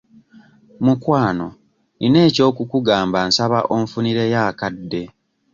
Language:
Ganda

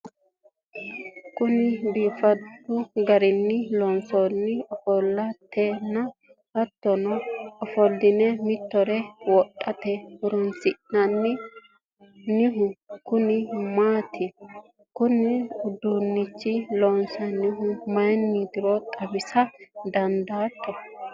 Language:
Sidamo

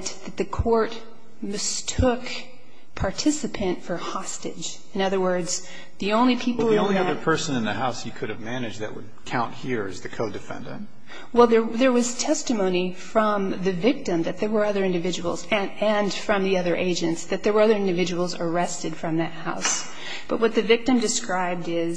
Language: English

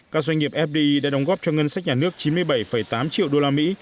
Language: Vietnamese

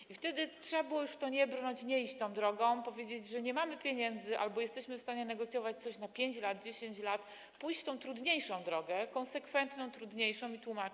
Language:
Polish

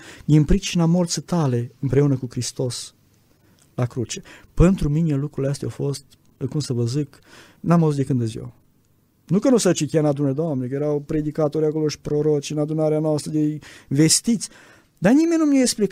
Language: Romanian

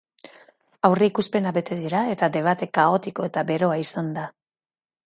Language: Basque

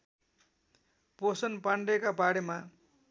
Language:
Nepali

